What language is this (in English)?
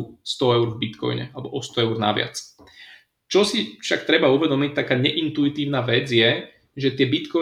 Slovak